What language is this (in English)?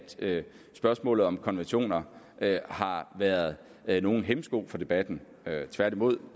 Danish